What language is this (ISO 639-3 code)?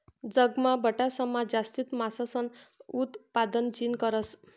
mar